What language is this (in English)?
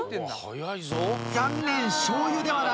Japanese